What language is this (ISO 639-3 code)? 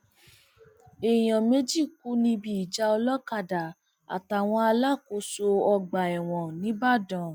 yor